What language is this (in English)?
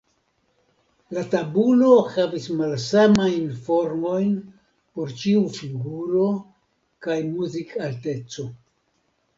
Esperanto